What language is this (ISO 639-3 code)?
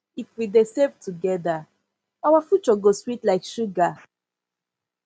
pcm